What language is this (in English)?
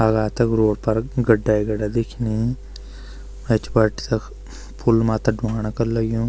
Garhwali